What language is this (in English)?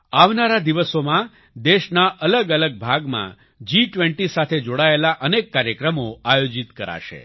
Gujarati